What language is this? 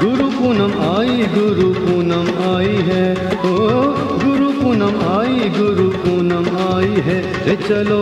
Hindi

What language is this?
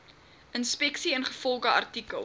Afrikaans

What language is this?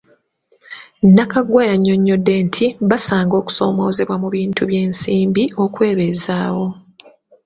Ganda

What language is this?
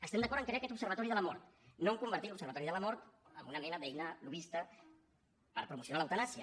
Catalan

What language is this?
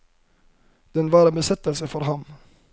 Norwegian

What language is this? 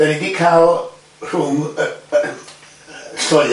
Welsh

